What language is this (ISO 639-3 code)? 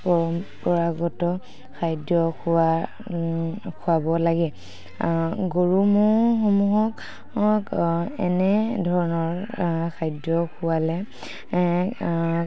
asm